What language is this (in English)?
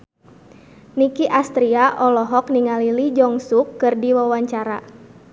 Sundanese